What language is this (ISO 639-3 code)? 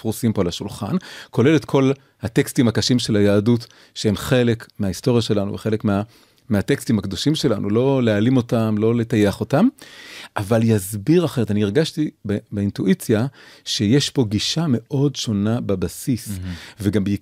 heb